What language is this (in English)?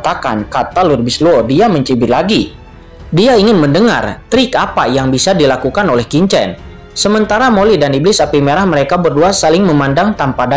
Indonesian